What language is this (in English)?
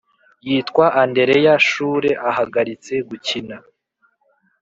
Kinyarwanda